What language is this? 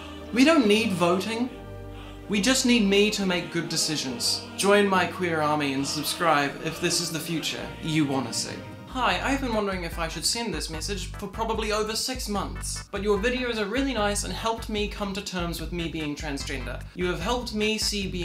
English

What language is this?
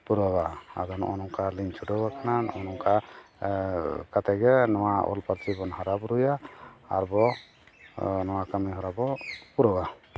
Santali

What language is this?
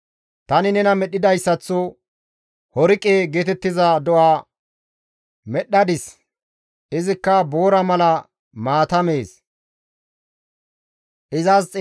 Gamo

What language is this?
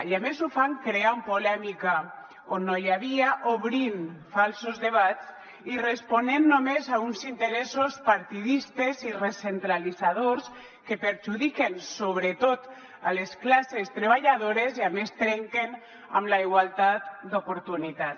Catalan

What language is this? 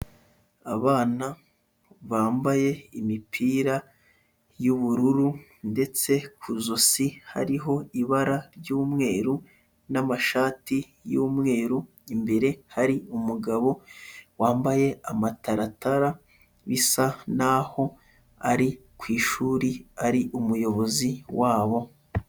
Kinyarwanda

